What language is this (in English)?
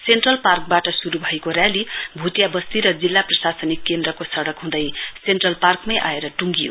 Nepali